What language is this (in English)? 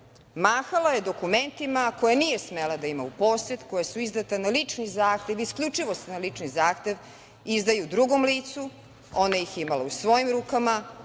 Serbian